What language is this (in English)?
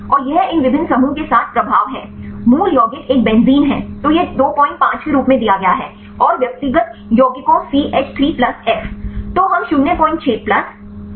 Hindi